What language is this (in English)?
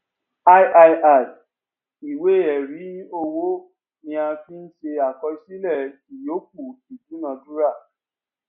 Yoruba